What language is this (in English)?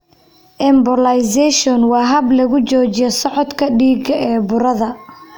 Somali